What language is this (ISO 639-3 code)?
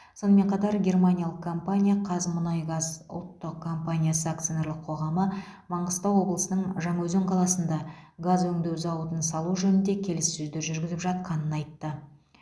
kaz